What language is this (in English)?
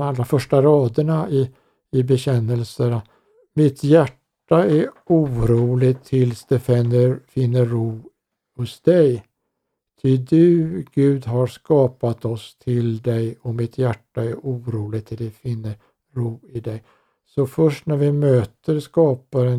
Swedish